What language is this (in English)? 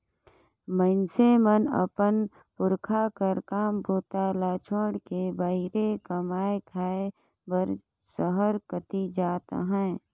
Chhattisgarhi